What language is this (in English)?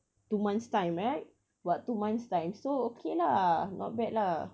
English